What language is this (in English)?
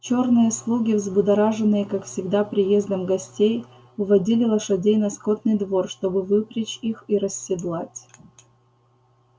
Russian